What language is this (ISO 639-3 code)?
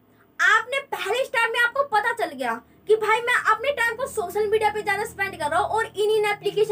hin